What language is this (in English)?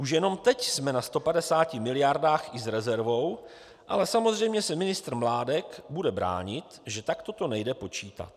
Czech